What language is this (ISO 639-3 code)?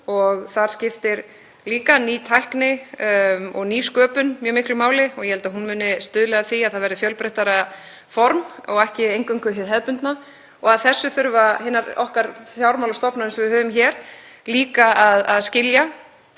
isl